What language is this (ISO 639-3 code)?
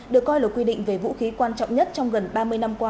vie